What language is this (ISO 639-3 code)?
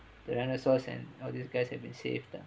eng